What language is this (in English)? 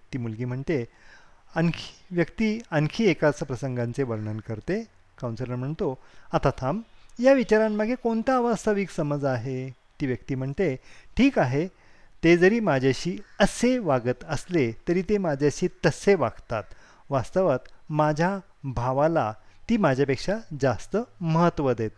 Marathi